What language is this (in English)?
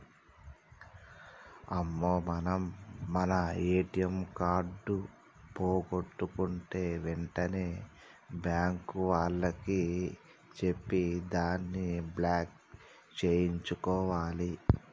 Telugu